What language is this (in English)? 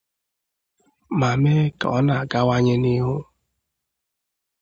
Igbo